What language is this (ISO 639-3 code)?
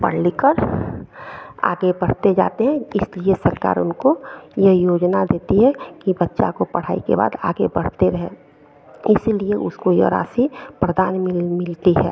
hin